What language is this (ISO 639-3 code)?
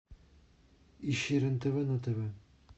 rus